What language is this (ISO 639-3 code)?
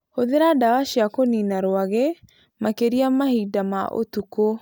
kik